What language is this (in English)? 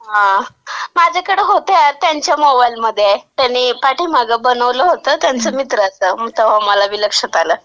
Marathi